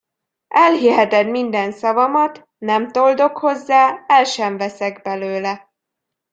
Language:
Hungarian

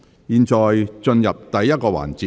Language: Cantonese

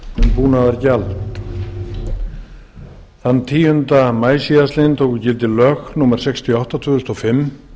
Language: Icelandic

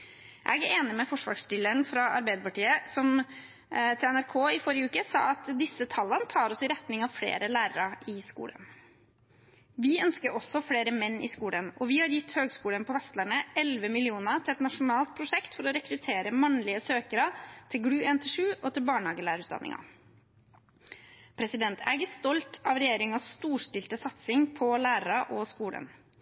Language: Norwegian Bokmål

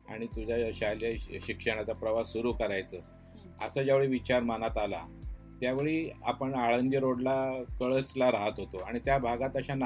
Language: Marathi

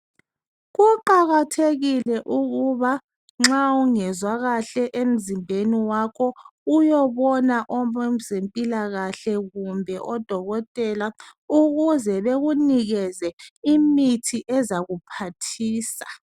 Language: North Ndebele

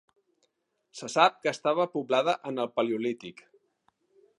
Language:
Catalan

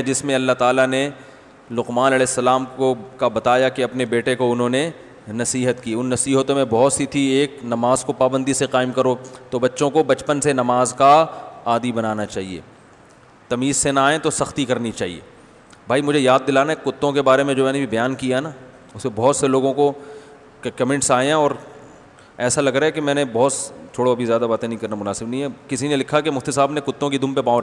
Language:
Hindi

